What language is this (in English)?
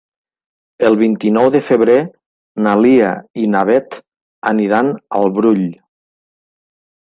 Catalan